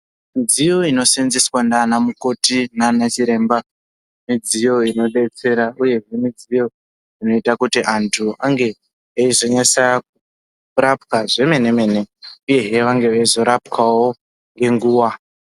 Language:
Ndau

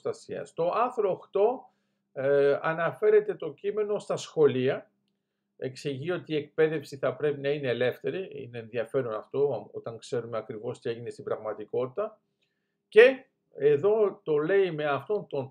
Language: Greek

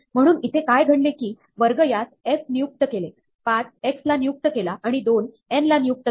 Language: Marathi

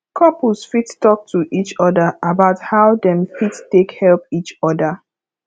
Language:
Nigerian Pidgin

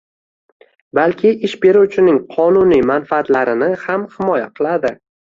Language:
Uzbek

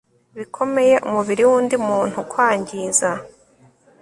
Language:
Kinyarwanda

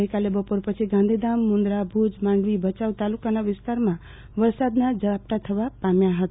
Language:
Gujarati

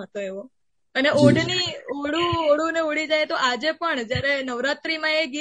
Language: Gujarati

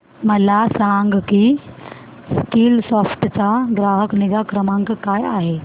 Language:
Marathi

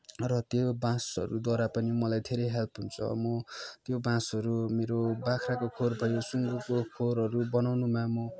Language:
Nepali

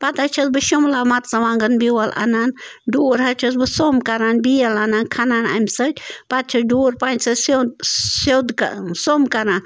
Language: Kashmiri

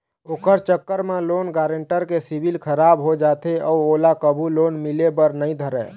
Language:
Chhattisgarhi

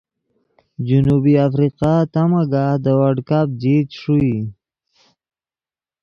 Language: Yidgha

